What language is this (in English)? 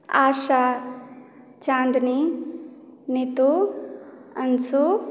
Maithili